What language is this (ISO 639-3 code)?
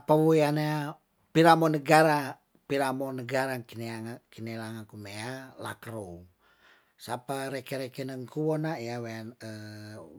tdn